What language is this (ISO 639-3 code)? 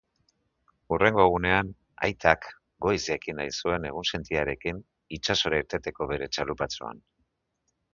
eus